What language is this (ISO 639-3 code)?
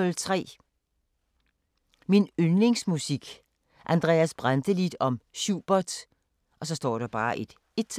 dan